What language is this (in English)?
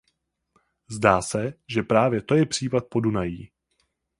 Czech